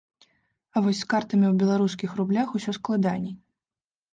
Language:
Belarusian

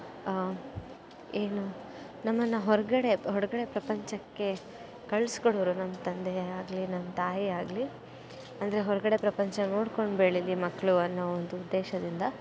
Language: Kannada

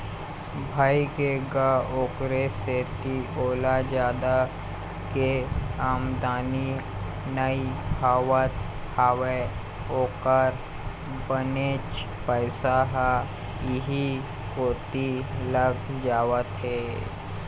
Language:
Chhattisgarhi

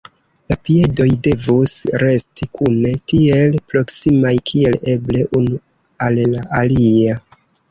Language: Esperanto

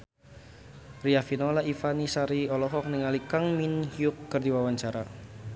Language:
Sundanese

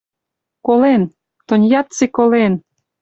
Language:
Mari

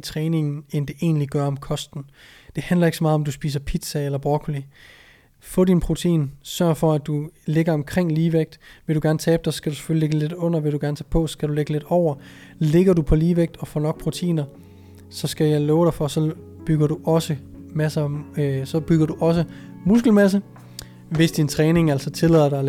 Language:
Danish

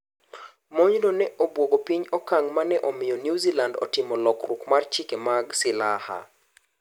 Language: Luo (Kenya and Tanzania)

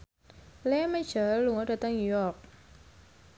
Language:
Javanese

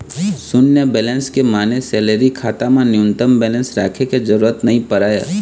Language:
Chhattisgarhi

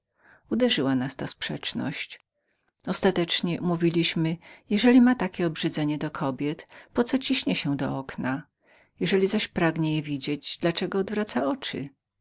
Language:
Polish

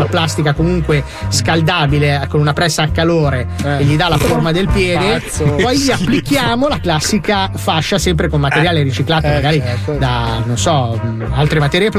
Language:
Italian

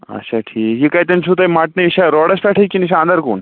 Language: Kashmiri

